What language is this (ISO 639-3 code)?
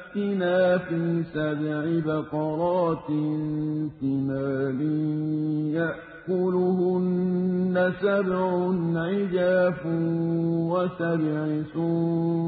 ara